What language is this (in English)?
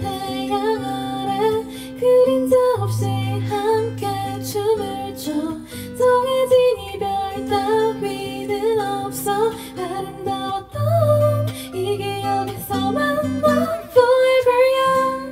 Korean